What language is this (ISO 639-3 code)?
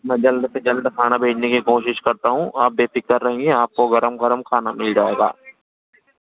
urd